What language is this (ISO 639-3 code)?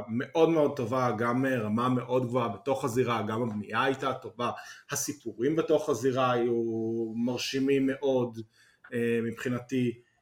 heb